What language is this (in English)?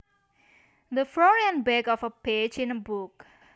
Javanese